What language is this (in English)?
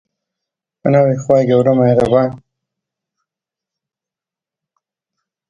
Central Kurdish